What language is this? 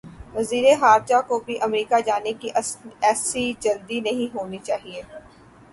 Urdu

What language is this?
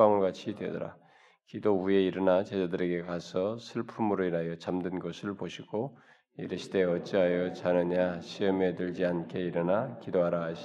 Korean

